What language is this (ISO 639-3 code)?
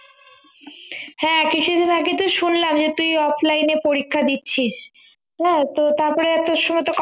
ben